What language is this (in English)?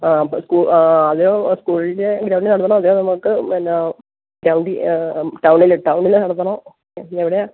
Malayalam